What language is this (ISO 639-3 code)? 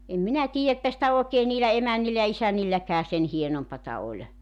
fin